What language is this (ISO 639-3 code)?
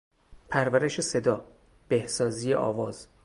fas